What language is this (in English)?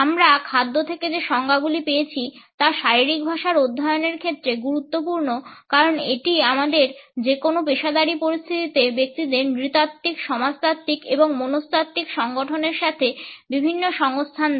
Bangla